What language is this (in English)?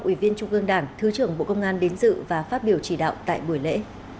Vietnamese